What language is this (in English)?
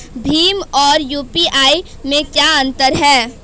Hindi